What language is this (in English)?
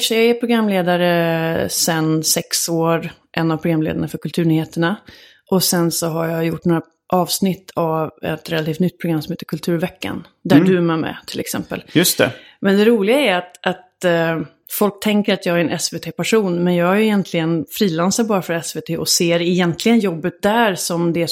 Swedish